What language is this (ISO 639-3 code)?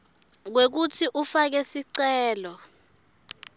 ssw